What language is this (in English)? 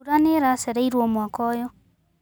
Kikuyu